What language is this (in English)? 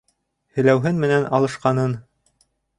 Bashkir